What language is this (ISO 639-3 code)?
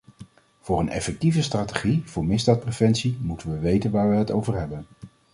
nld